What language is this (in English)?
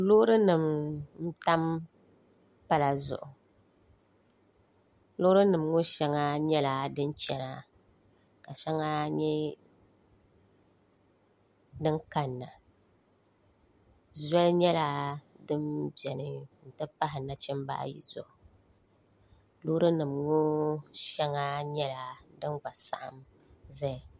Dagbani